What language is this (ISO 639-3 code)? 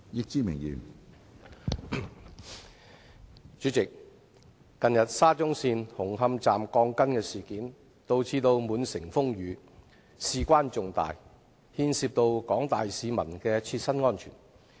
yue